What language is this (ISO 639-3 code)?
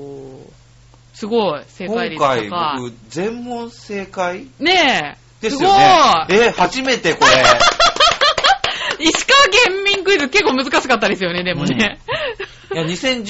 jpn